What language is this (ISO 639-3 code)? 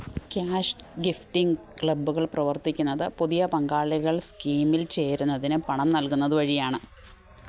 mal